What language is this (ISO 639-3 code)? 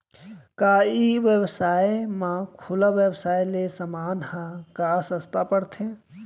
hne